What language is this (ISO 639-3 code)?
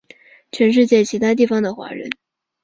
zho